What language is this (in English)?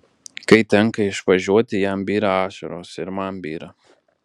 Lithuanian